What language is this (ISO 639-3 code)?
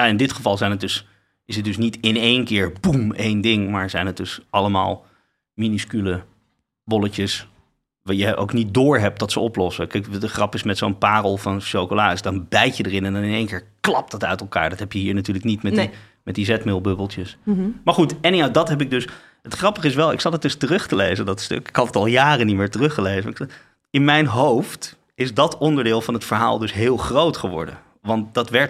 nld